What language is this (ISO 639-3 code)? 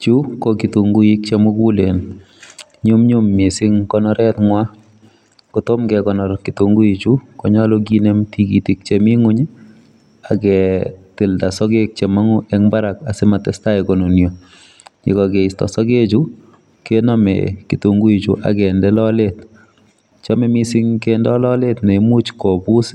kln